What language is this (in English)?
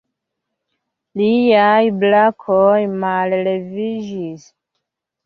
Esperanto